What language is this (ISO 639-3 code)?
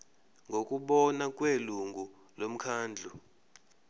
zul